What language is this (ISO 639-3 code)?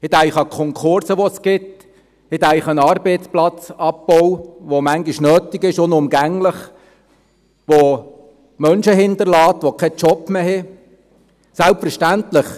gsw